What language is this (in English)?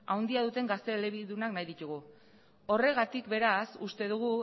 Basque